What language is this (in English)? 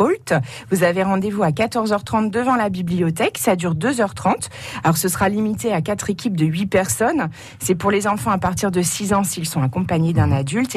French